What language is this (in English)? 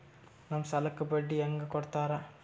Kannada